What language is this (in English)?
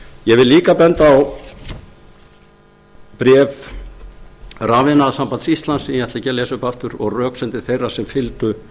Icelandic